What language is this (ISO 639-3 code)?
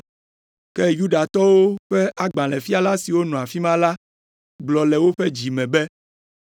ewe